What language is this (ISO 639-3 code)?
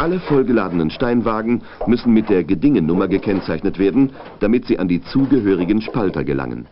deu